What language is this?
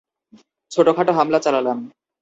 Bangla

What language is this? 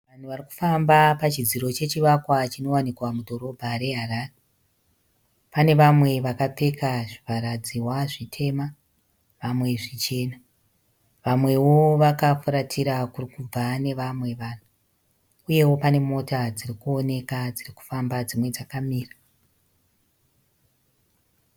Shona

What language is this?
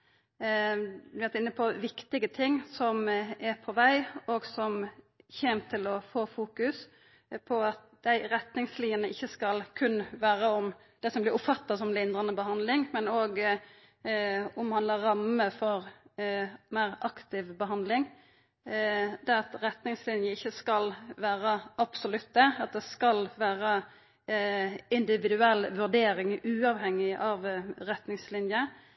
Norwegian Nynorsk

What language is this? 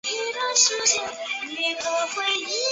Chinese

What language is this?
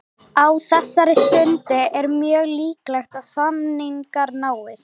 Icelandic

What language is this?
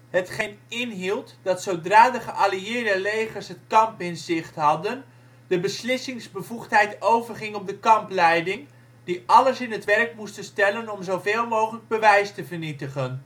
Dutch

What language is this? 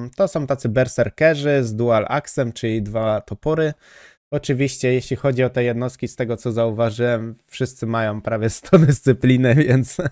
Polish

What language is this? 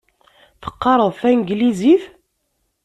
Kabyle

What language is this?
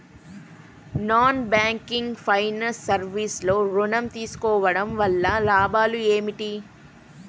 Telugu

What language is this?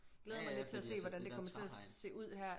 Danish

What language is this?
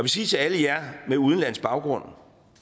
Danish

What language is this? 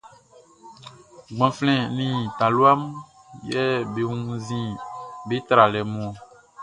Baoulé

